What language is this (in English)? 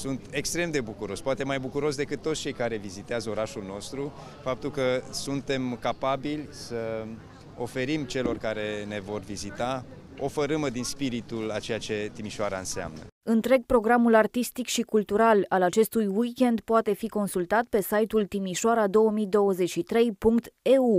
Romanian